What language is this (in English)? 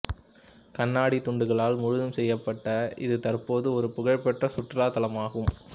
Tamil